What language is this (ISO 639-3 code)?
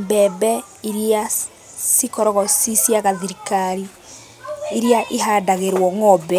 kik